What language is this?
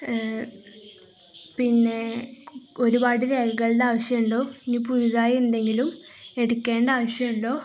Malayalam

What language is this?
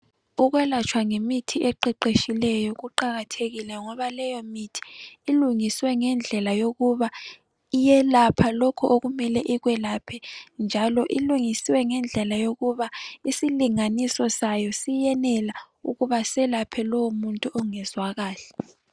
North Ndebele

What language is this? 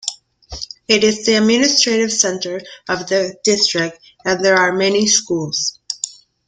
English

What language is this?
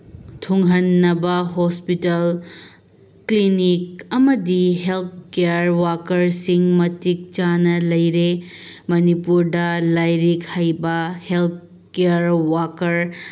Manipuri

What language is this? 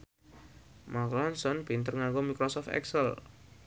Javanese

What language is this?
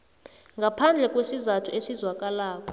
South Ndebele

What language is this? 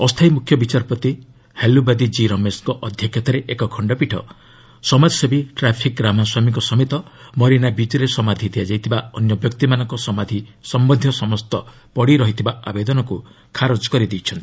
Odia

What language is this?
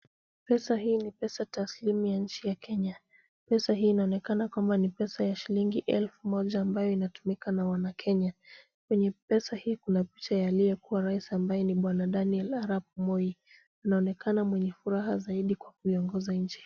Swahili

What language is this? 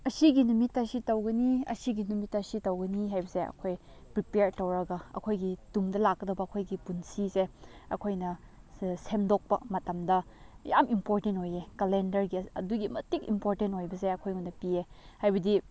Manipuri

